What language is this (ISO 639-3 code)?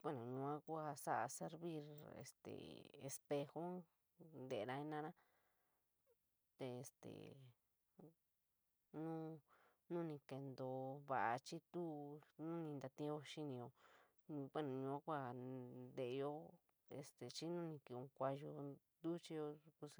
mig